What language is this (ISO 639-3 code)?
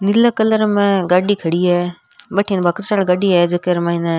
raj